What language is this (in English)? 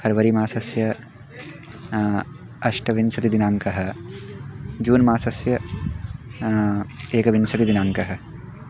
Sanskrit